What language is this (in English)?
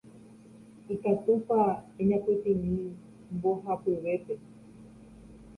Guarani